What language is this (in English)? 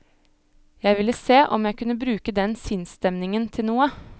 Norwegian